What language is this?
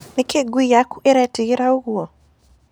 Kikuyu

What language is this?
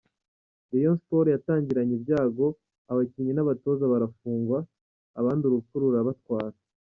Kinyarwanda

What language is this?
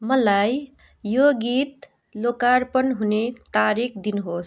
Nepali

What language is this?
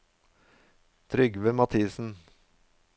Norwegian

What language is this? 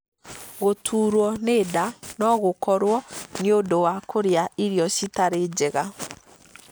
Kikuyu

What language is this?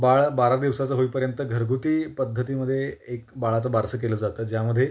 Marathi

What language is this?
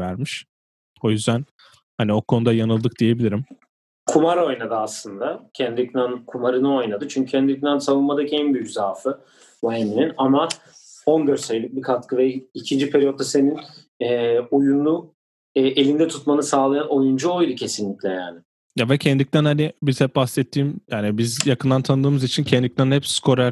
Turkish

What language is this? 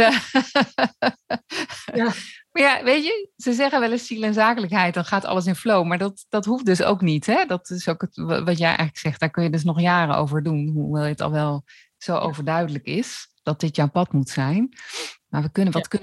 Dutch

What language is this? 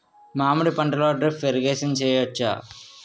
Telugu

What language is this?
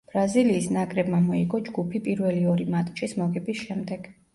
Georgian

